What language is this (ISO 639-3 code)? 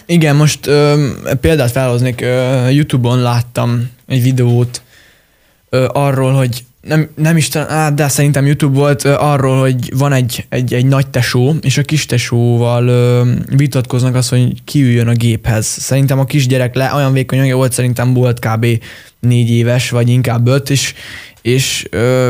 hun